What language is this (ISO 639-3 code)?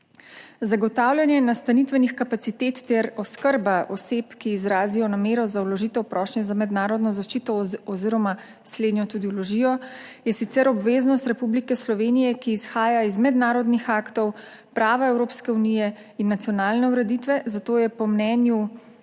slv